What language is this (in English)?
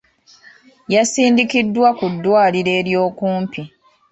Ganda